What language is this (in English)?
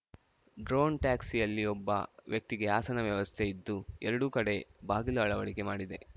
Kannada